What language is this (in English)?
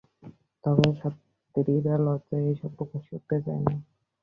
Bangla